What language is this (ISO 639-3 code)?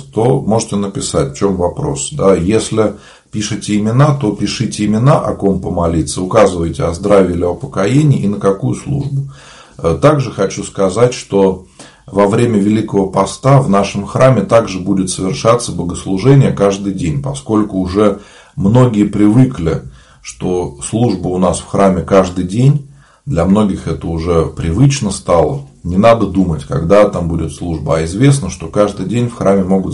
rus